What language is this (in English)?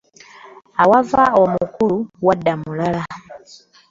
Ganda